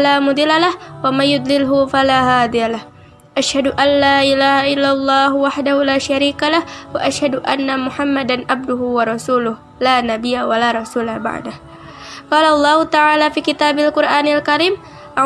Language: Indonesian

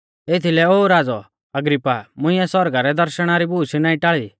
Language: Mahasu Pahari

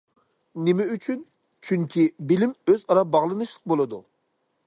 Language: Uyghur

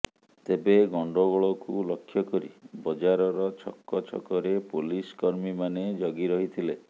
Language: Odia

